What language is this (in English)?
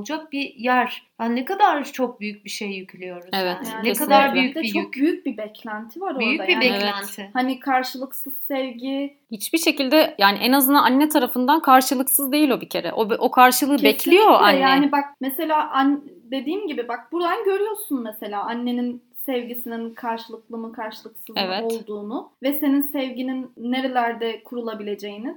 Turkish